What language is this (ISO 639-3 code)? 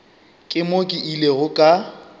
nso